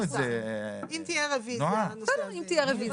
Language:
Hebrew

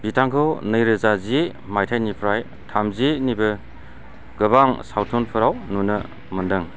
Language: Bodo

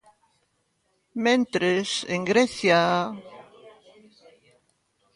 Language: Galician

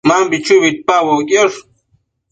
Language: Matsés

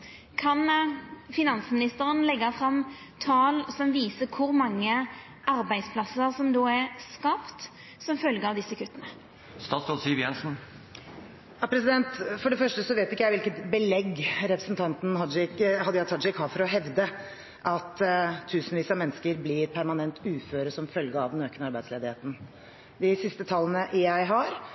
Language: Norwegian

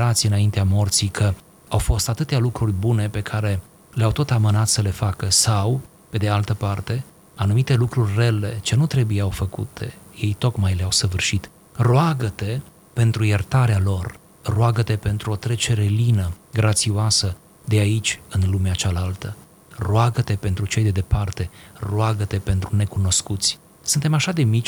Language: Romanian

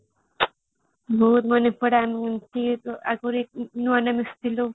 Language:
Odia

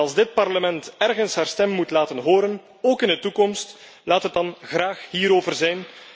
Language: Dutch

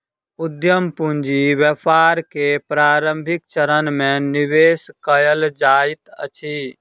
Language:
Maithili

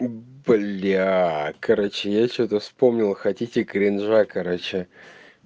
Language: Russian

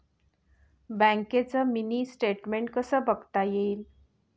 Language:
Marathi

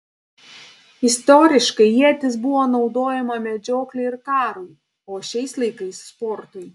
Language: Lithuanian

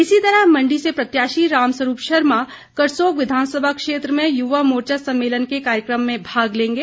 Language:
Hindi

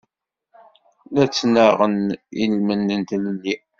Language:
Kabyle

